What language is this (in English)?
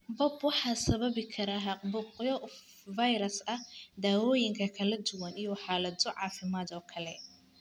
Somali